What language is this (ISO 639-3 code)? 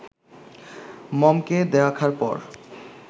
ben